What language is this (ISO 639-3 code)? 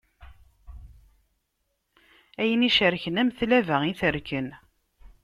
kab